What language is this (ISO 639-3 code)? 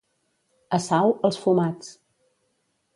cat